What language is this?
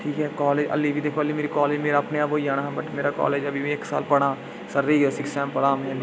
Dogri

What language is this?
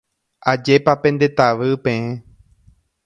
Guarani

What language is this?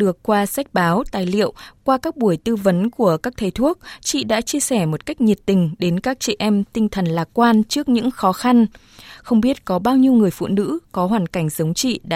Vietnamese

